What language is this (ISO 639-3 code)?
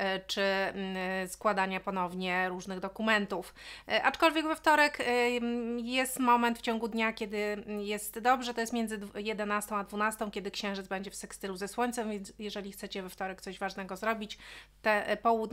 pol